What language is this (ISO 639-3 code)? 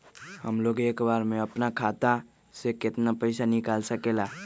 mag